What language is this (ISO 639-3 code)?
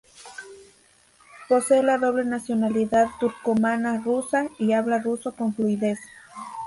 spa